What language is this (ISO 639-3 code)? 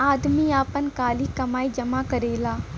bho